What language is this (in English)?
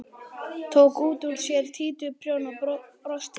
Icelandic